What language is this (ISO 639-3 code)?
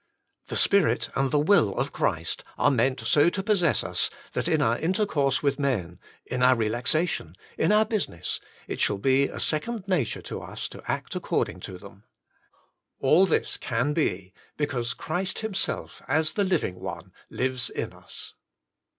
eng